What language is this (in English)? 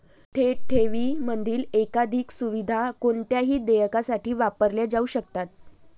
Marathi